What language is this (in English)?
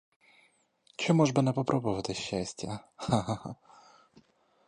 Ukrainian